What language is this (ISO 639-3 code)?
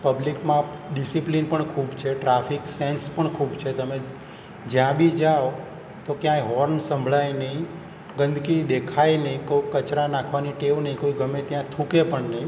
guj